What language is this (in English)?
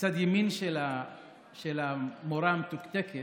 Hebrew